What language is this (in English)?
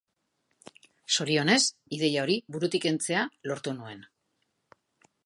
Basque